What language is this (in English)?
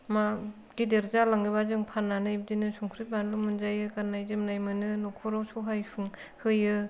Bodo